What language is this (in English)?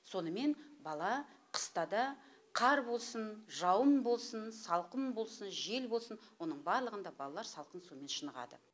Kazakh